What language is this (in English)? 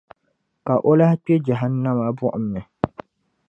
Dagbani